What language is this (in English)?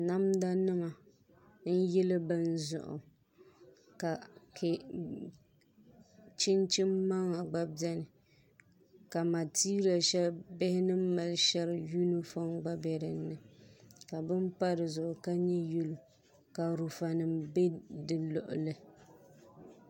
Dagbani